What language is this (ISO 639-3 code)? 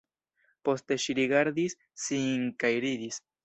epo